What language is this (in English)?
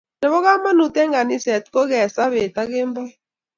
Kalenjin